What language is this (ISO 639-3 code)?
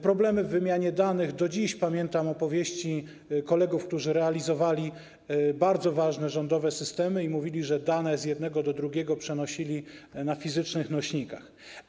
pol